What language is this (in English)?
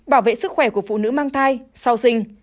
Vietnamese